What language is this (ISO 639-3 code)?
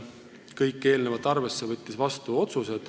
est